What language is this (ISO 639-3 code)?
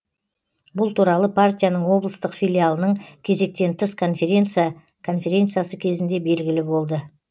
kaz